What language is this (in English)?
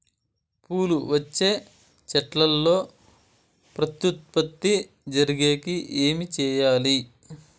Telugu